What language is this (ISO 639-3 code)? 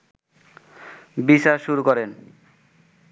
ben